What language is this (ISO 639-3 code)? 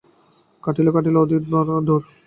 ben